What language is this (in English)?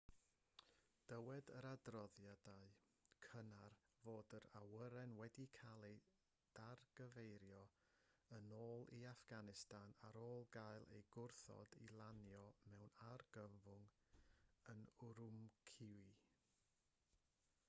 Welsh